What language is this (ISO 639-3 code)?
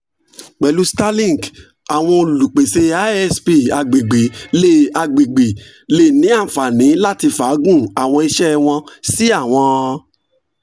yor